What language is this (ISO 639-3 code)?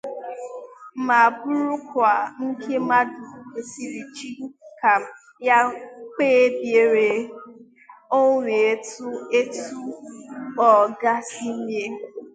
ibo